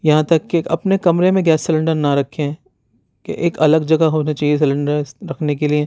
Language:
Urdu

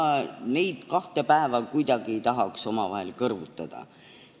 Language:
Estonian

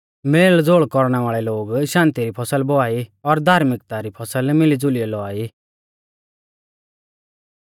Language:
Mahasu Pahari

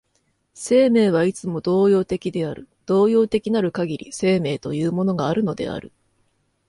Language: Japanese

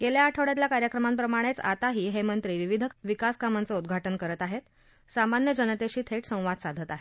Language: Marathi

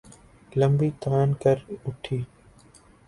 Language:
Urdu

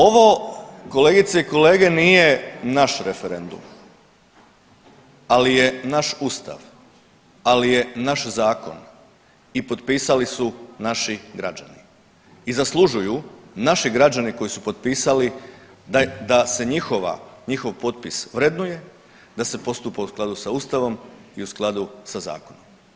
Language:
Croatian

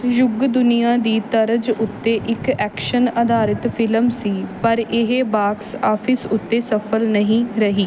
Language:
Punjabi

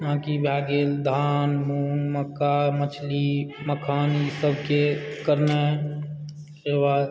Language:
Maithili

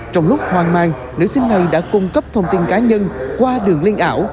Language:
Vietnamese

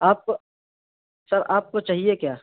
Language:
Urdu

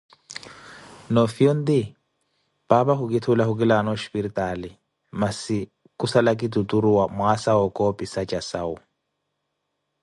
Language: Koti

